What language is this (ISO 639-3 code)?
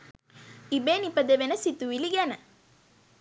sin